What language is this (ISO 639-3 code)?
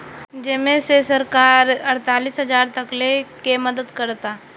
bho